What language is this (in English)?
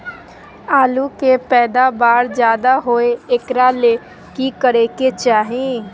Magahi